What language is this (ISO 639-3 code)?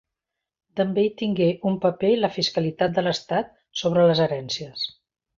cat